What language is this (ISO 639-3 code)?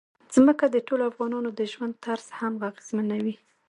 pus